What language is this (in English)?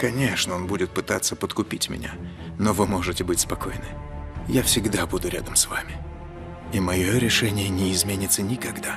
Russian